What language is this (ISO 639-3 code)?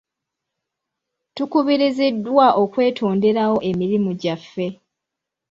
lug